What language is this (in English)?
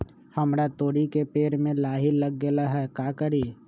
Magahi